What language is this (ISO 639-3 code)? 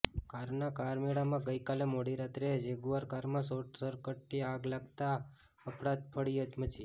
guj